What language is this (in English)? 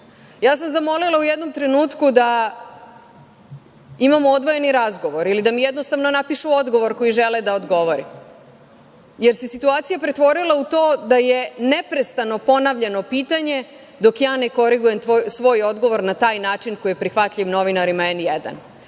Serbian